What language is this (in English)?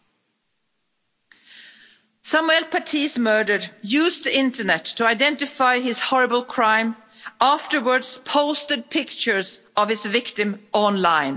English